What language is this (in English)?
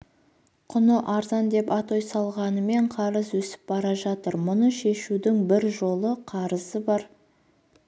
Kazakh